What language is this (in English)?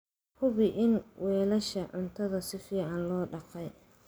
Somali